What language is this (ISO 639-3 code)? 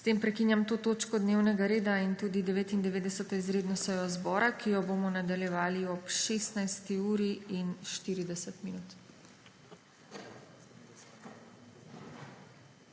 slv